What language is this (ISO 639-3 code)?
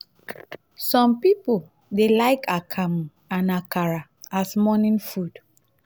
pcm